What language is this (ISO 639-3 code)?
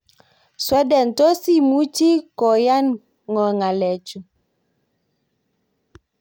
kln